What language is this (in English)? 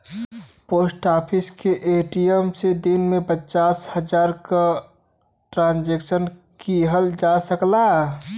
Bhojpuri